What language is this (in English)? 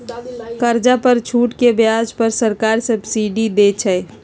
Magahi